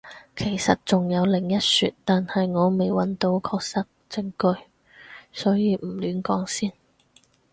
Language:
Cantonese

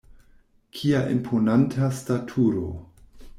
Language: Esperanto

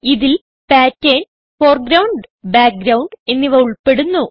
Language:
Malayalam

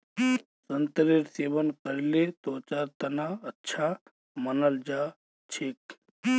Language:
Magahi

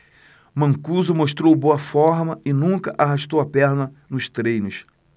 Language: Portuguese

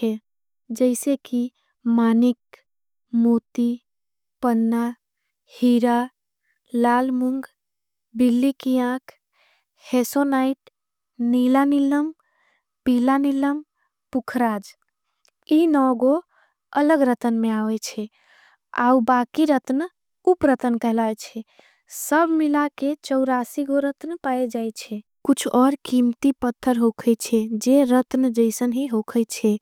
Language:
Angika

